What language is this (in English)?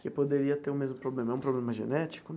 Portuguese